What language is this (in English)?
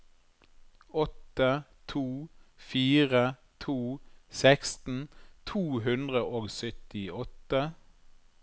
Norwegian